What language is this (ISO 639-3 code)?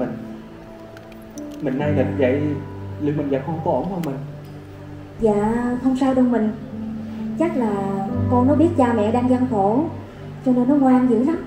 vie